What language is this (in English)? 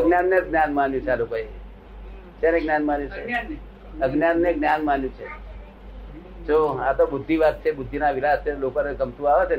Gujarati